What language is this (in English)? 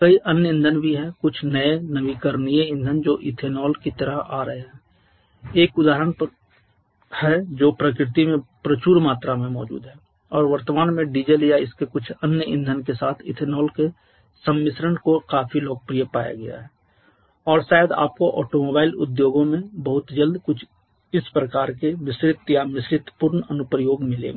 Hindi